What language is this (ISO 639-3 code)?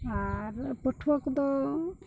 sat